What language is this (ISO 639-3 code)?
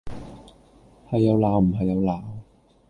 yue